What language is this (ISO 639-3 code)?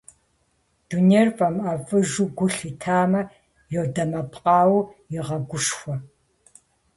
kbd